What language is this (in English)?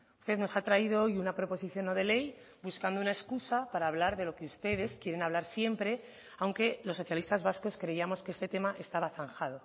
Spanish